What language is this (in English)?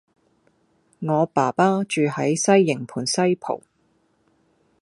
Cantonese